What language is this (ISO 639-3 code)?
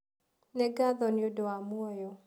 kik